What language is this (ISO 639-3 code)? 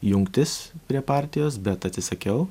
lit